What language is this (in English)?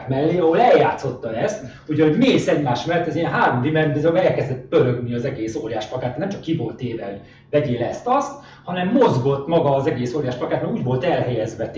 Hungarian